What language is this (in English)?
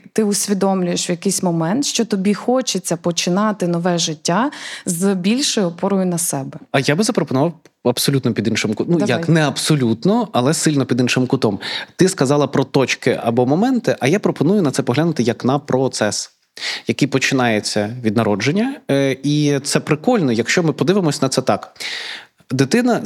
Ukrainian